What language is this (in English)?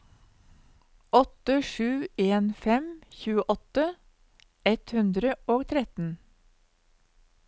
Norwegian